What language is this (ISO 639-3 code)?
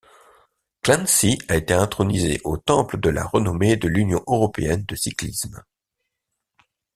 fra